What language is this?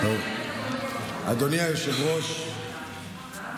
Hebrew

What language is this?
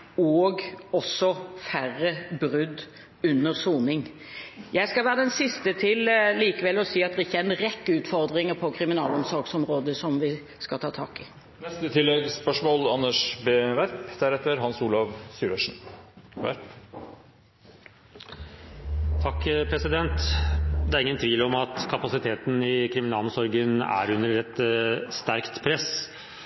Norwegian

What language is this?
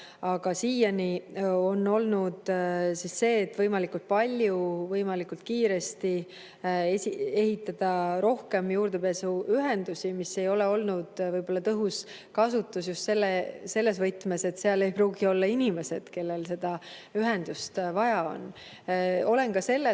Estonian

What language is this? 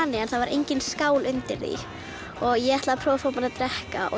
Icelandic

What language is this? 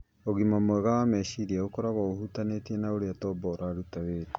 Kikuyu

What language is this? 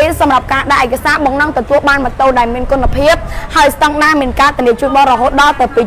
Thai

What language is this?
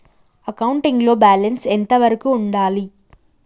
Telugu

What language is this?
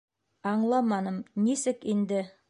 Bashkir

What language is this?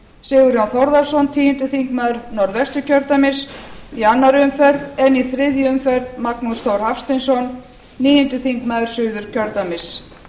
Icelandic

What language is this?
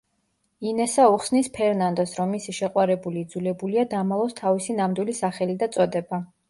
Georgian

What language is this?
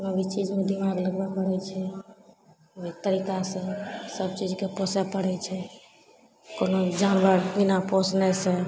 Maithili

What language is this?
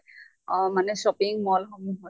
Assamese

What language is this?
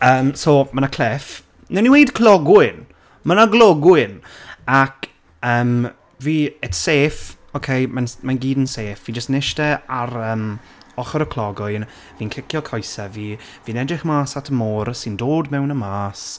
Welsh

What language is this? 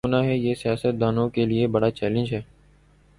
Urdu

